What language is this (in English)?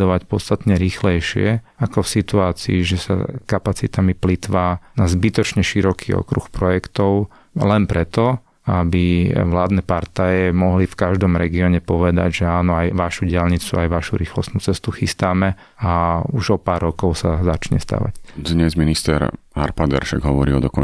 Slovak